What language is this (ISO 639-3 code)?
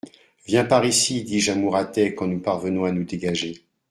fra